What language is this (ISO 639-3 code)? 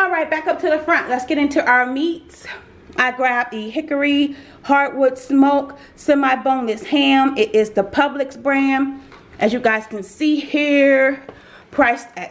eng